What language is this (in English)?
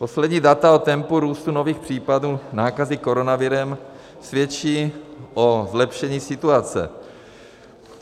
Czech